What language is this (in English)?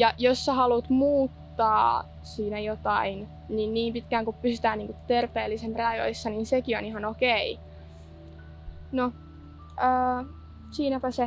Finnish